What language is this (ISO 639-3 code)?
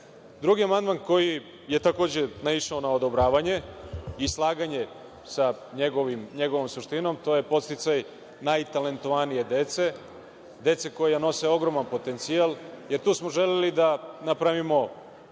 srp